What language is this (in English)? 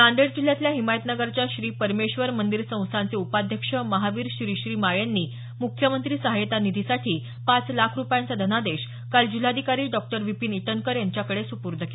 Marathi